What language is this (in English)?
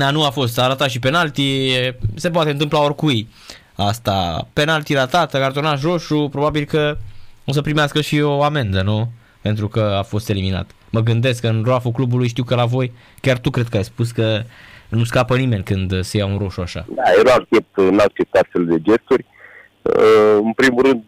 Romanian